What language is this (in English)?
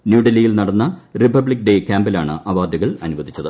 Malayalam